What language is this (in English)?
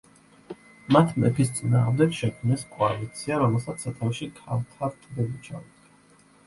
Georgian